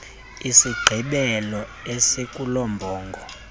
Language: Xhosa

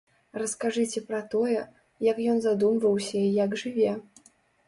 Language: Belarusian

